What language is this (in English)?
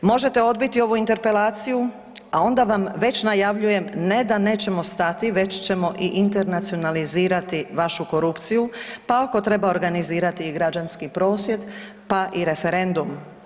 Croatian